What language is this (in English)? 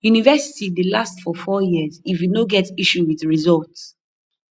Nigerian Pidgin